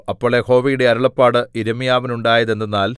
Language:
Malayalam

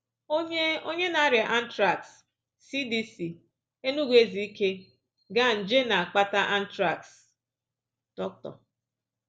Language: Igbo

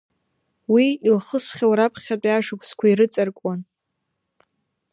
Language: Abkhazian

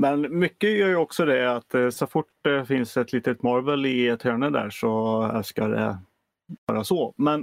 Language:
Swedish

